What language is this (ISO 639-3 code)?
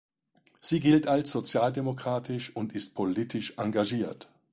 deu